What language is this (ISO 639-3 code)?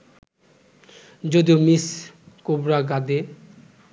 ben